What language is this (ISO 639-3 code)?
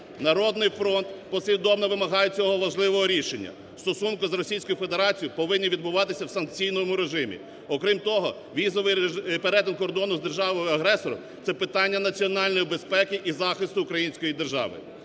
ukr